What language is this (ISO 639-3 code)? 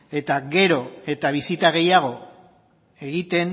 eus